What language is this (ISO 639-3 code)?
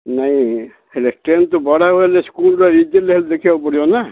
ori